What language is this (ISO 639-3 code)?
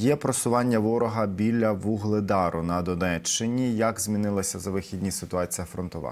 ukr